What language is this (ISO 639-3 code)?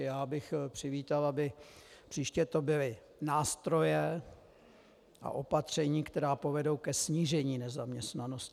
ces